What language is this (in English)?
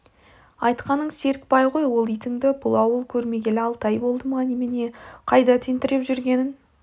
Kazakh